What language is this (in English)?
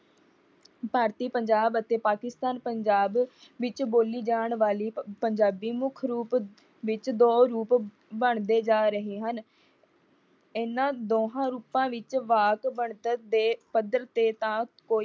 Punjabi